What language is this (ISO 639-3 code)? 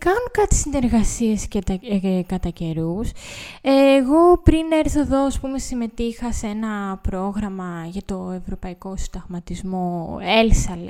ell